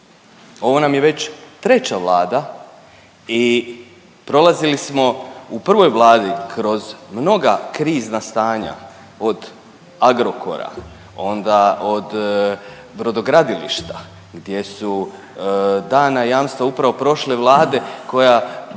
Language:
Croatian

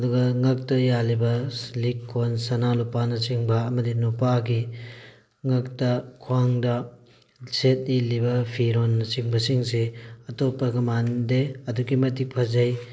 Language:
Manipuri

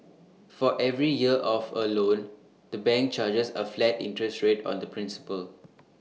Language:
English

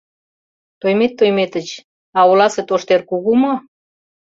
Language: Mari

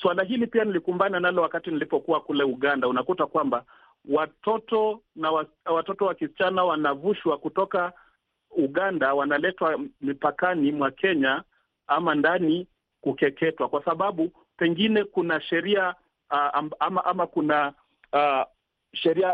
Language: Swahili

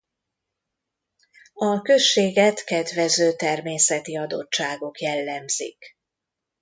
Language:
Hungarian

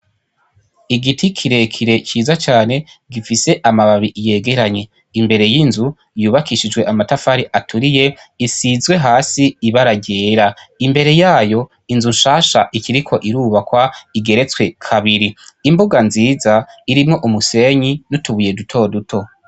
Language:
Rundi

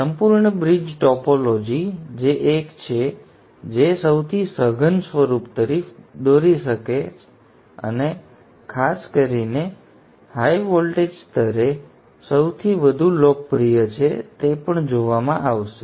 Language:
Gujarati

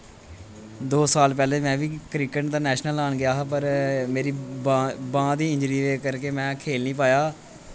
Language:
Dogri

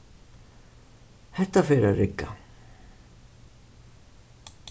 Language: Faroese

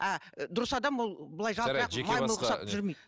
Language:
Kazakh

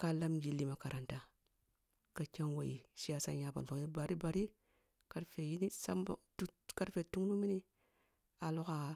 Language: Kulung (Nigeria)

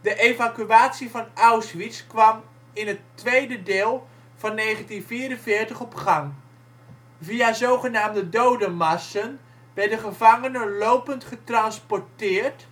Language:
Dutch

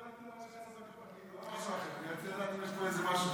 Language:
Hebrew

